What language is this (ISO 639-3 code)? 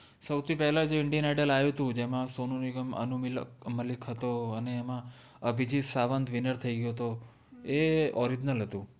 guj